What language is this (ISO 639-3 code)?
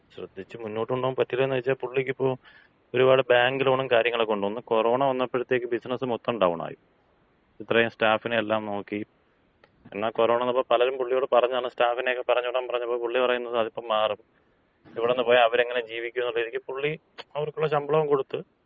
mal